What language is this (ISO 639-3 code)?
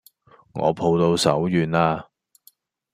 yue